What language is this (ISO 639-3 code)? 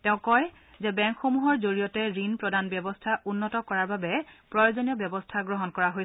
asm